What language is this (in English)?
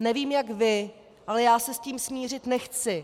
Czech